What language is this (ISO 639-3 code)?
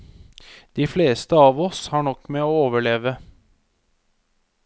nor